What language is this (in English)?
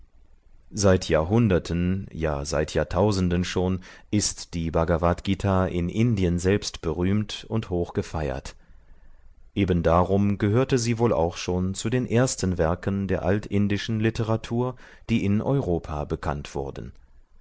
German